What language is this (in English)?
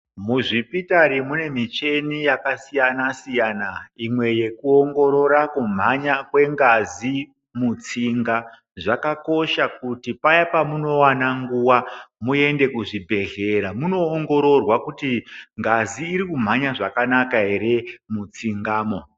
Ndau